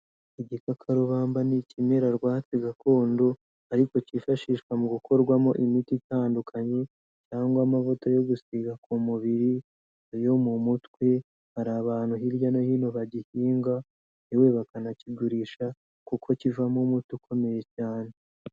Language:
Kinyarwanda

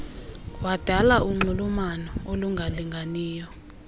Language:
Xhosa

